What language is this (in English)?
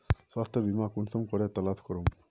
Magahi